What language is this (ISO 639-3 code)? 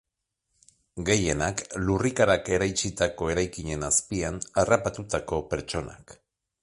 eus